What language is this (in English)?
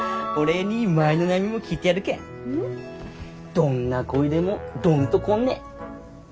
Japanese